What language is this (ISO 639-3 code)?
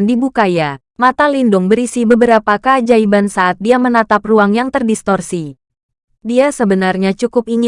ind